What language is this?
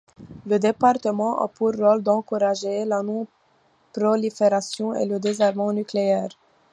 French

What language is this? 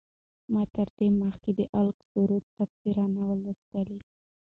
Pashto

